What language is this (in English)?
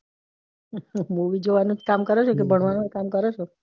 Gujarati